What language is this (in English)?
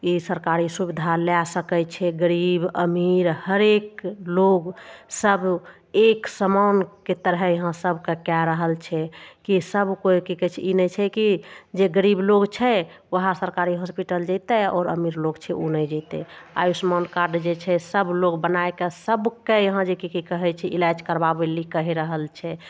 Maithili